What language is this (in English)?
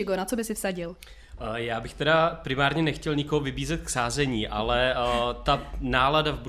Czech